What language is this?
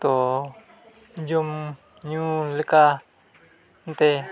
Santali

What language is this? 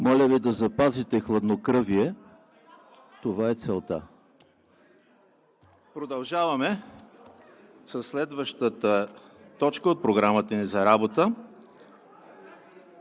Bulgarian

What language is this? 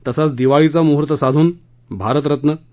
Marathi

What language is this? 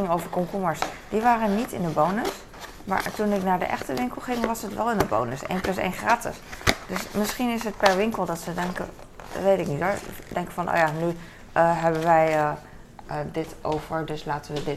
Dutch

